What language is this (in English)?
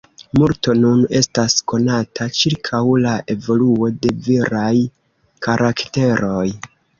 Esperanto